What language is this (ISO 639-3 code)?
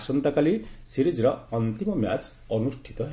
ori